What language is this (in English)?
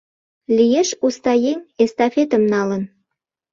Mari